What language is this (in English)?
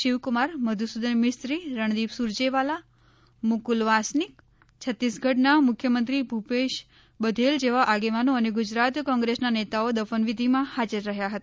Gujarati